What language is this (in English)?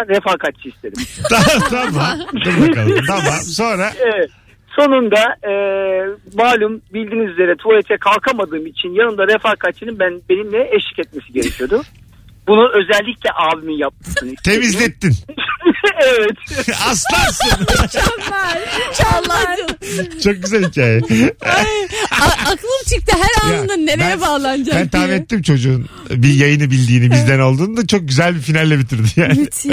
Turkish